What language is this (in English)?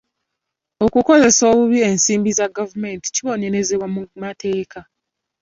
Ganda